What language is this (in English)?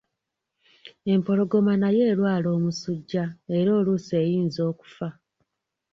Ganda